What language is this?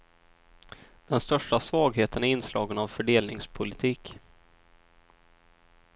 Swedish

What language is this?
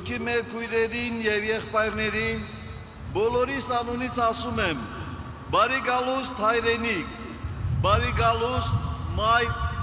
Turkish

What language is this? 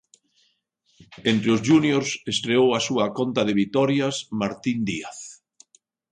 Galician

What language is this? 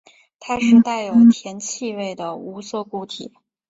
Chinese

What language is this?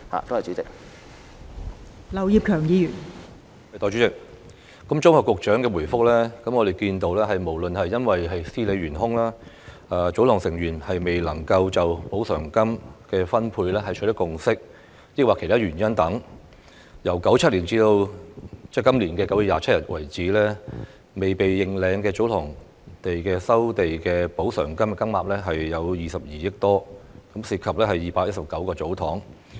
Cantonese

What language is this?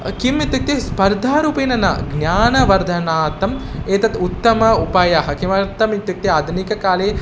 Sanskrit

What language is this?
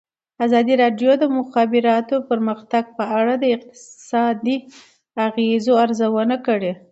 Pashto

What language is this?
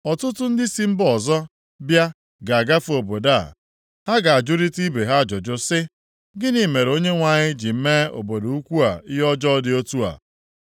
Igbo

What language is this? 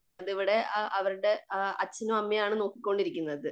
Malayalam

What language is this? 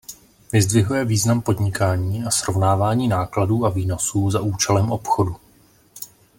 Czech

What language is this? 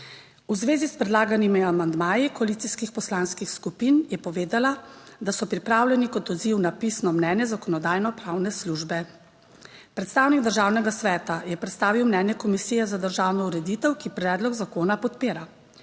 Slovenian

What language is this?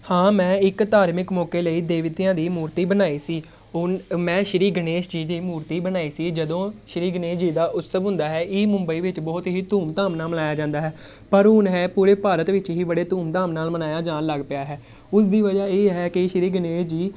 Punjabi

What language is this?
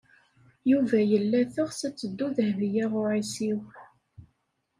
Kabyle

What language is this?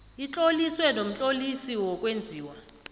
South Ndebele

